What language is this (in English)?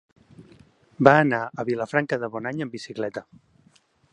Catalan